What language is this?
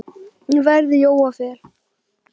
Icelandic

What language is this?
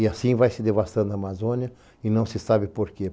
Portuguese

